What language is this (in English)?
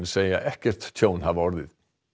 Icelandic